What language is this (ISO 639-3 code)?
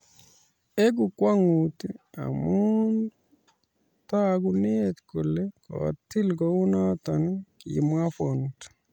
kln